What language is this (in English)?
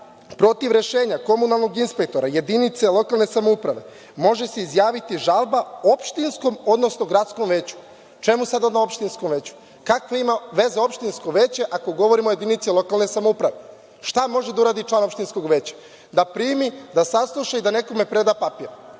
Serbian